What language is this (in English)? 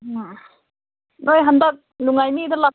Manipuri